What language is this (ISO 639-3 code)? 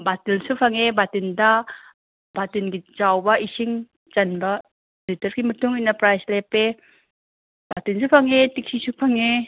mni